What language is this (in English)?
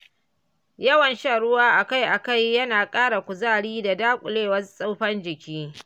Hausa